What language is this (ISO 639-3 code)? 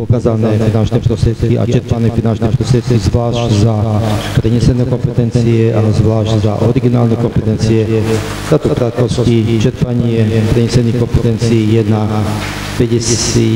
slk